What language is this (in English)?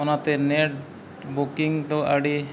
Santali